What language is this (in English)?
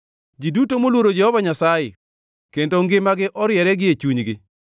Luo (Kenya and Tanzania)